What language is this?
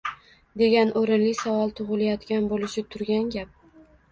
Uzbek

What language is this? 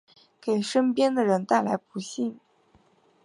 Chinese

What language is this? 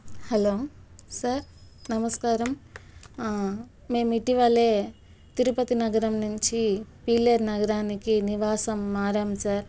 Telugu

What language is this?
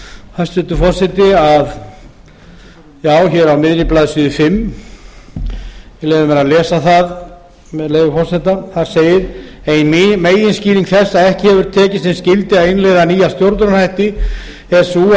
Icelandic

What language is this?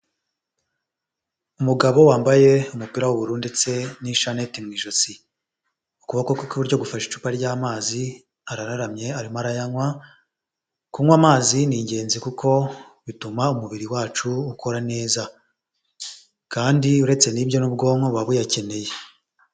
Kinyarwanda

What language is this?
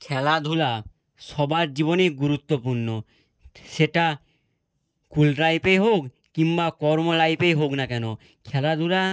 Bangla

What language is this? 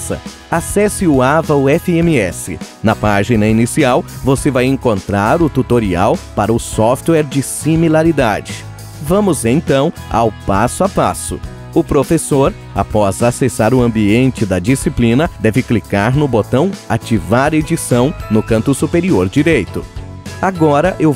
Portuguese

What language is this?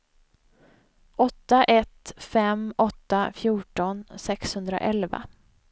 Swedish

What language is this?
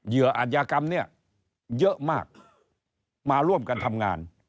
Thai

